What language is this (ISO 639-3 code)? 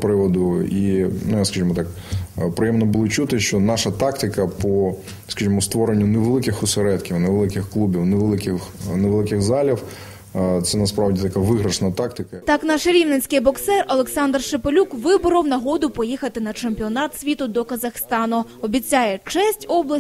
ukr